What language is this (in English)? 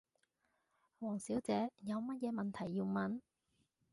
Cantonese